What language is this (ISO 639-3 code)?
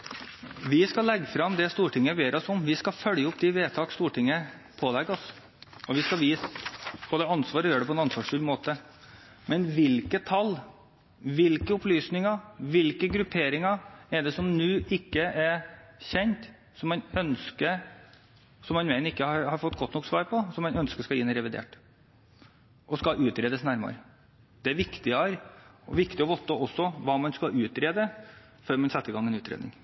nob